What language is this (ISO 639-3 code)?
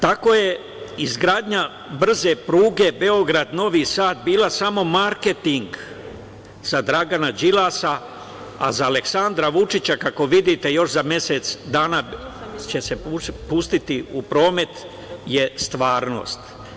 srp